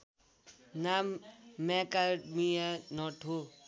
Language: Nepali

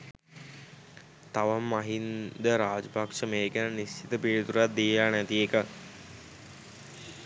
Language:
Sinhala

